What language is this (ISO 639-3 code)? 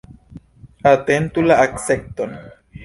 epo